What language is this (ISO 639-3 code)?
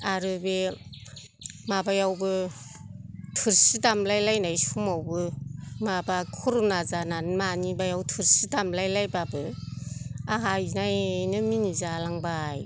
brx